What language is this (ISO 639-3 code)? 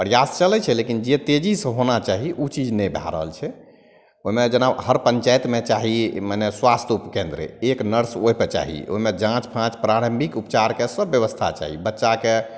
mai